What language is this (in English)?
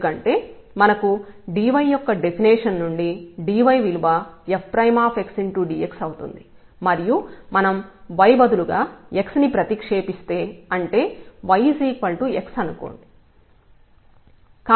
Telugu